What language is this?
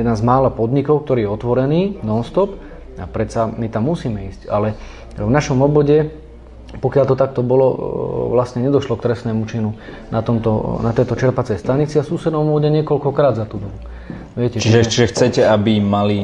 Slovak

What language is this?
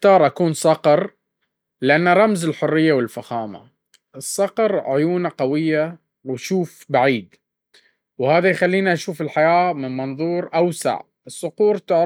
Baharna Arabic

